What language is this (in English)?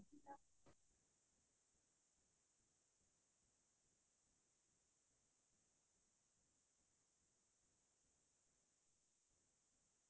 Assamese